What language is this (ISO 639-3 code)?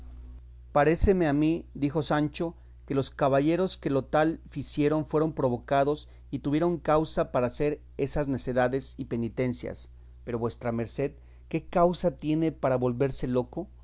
spa